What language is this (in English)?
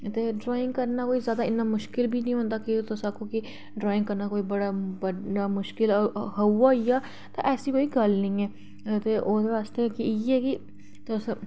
Dogri